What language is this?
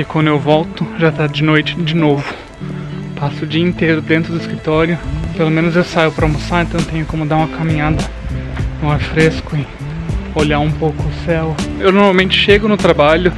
Portuguese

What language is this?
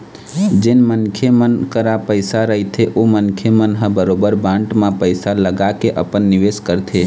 Chhattisgarhi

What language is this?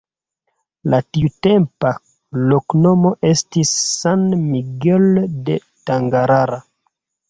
Esperanto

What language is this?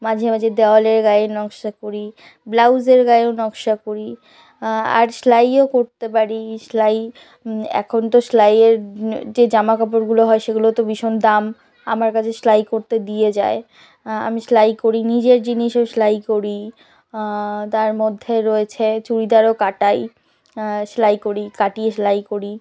Bangla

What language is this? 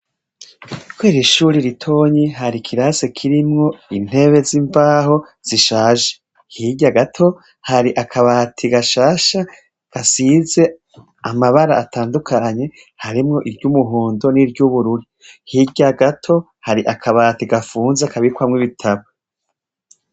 Rundi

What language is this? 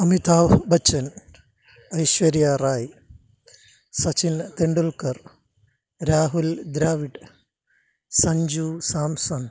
Malayalam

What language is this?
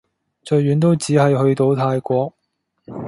Cantonese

